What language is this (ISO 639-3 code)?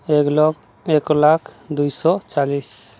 ori